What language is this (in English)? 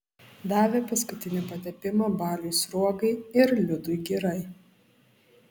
Lithuanian